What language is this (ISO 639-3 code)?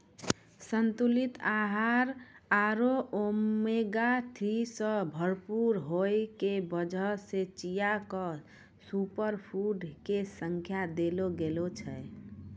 mai